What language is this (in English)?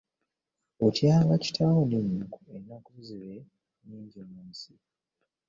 Ganda